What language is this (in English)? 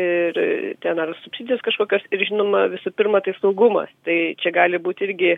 Lithuanian